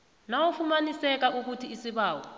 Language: South Ndebele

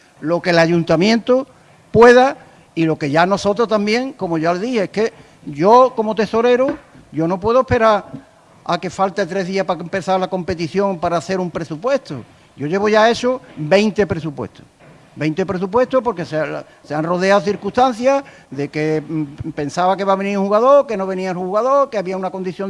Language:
Spanish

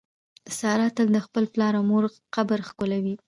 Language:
Pashto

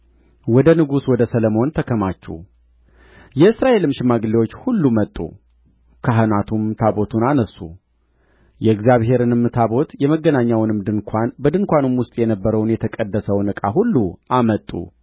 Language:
Amharic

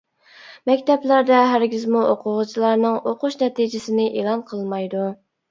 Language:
Uyghur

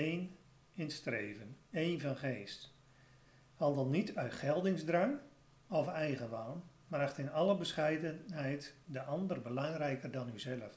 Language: Dutch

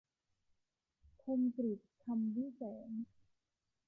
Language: Thai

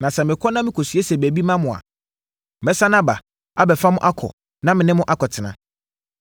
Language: Akan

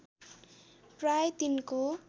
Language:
Nepali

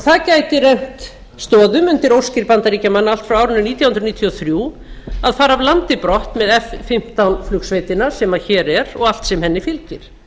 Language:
Icelandic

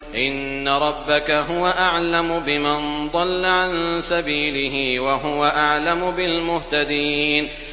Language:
Arabic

